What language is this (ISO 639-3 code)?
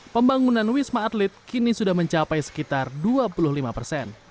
ind